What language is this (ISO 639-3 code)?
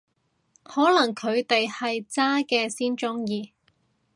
yue